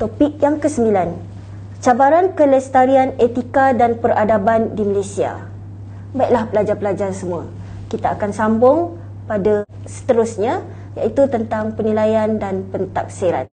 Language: Malay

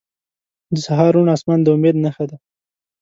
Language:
Pashto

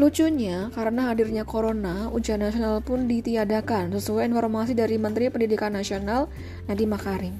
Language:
Indonesian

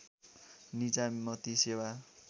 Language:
Nepali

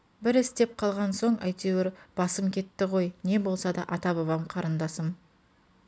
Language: Kazakh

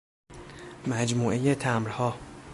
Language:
Persian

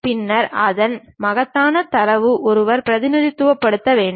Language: Tamil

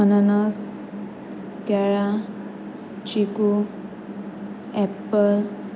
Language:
Konkani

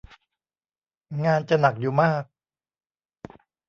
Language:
Thai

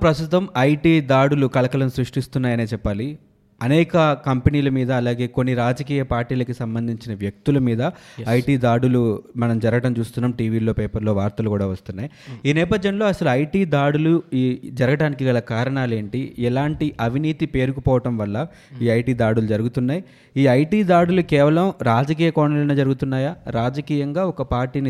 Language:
Telugu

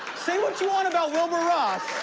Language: English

